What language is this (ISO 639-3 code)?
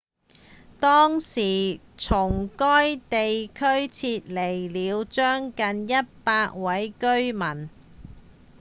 yue